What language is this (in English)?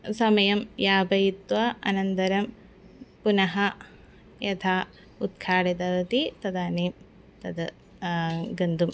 Sanskrit